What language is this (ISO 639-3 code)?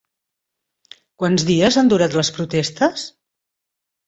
cat